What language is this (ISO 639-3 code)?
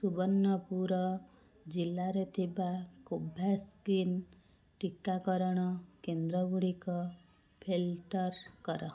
ori